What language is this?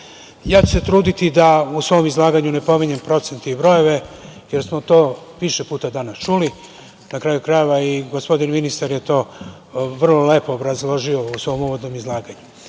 Serbian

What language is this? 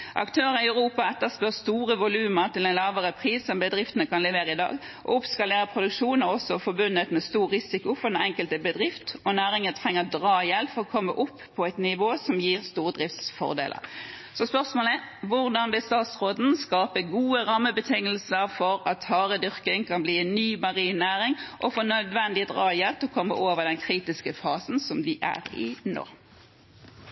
Norwegian Bokmål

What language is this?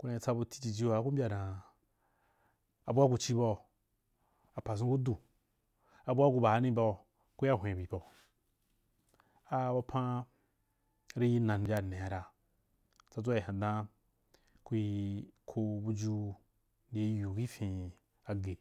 Wapan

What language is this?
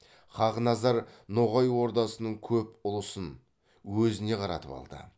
Kazakh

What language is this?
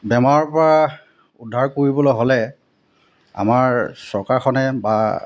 Assamese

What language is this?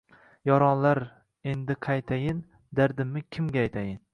Uzbek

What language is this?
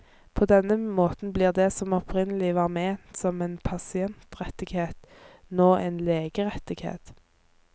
Norwegian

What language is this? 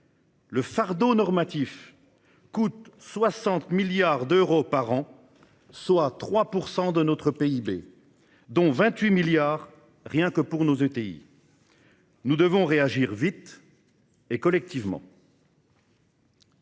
French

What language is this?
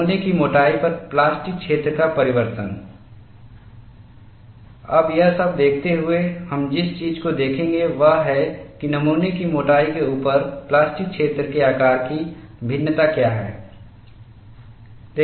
Hindi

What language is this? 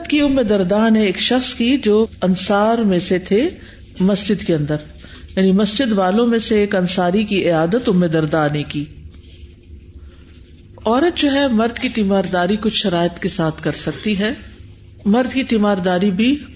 Urdu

